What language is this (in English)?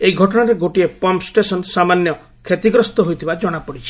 Odia